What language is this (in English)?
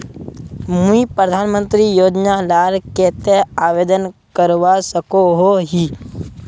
Magahi